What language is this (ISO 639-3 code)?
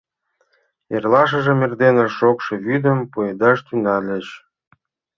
chm